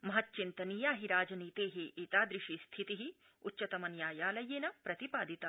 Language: Sanskrit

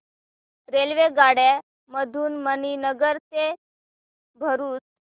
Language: Marathi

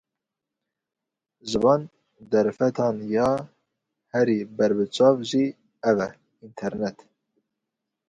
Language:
Kurdish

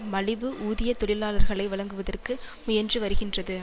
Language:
Tamil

